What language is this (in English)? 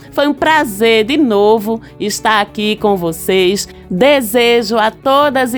Portuguese